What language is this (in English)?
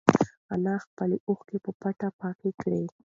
Pashto